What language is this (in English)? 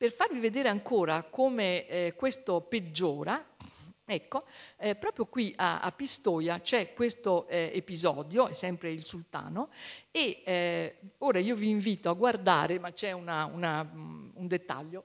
Italian